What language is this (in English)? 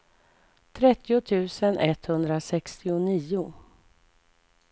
Swedish